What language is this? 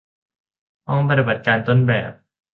Thai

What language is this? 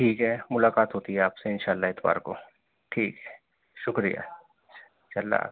Urdu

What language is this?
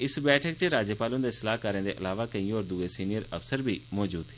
Dogri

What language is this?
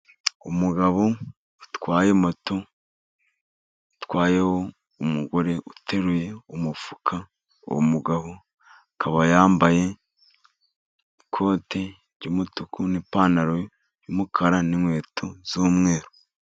Kinyarwanda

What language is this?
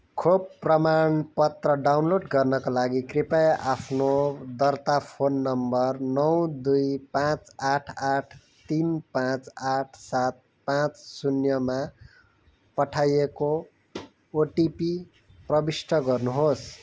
Nepali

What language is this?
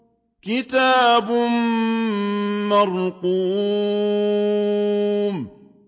Arabic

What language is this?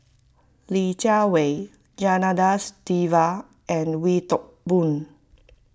English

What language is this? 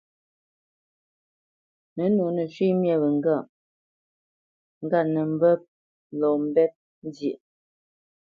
Bamenyam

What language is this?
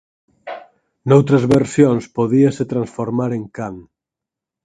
Galician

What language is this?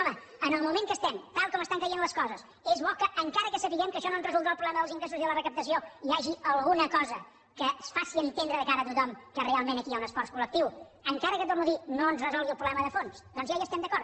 Catalan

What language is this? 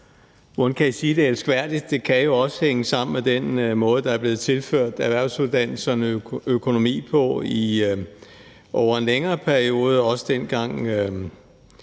Danish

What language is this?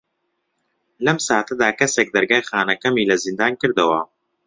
Central Kurdish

